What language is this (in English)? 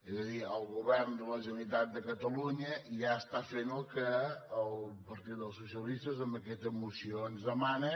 Catalan